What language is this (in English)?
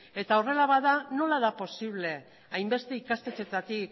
Basque